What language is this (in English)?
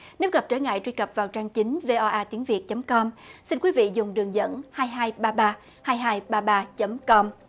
Vietnamese